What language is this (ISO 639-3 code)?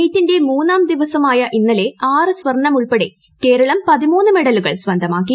mal